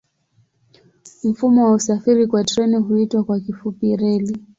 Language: Swahili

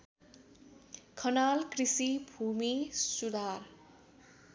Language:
Nepali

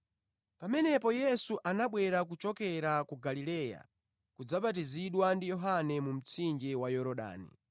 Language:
Nyanja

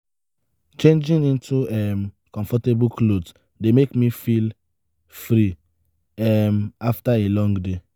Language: Nigerian Pidgin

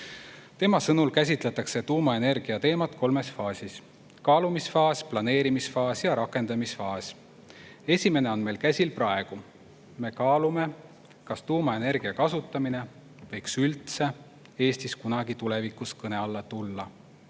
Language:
Estonian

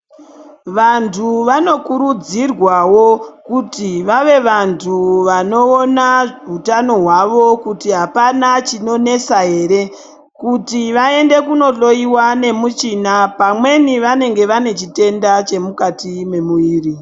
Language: Ndau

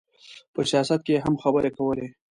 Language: Pashto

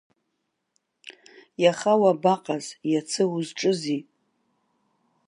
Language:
Abkhazian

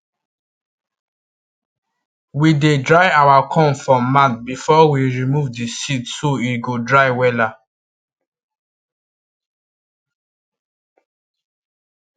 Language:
Nigerian Pidgin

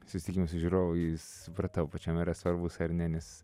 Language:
Lithuanian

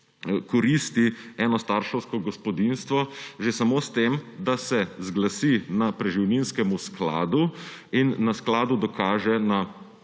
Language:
Slovenian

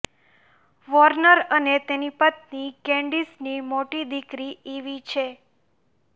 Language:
Gujarati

